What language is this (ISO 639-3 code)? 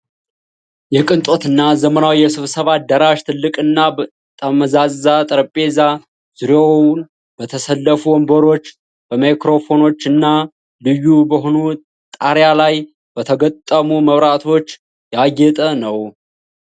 amh